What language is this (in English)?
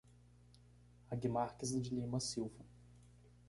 Portuguese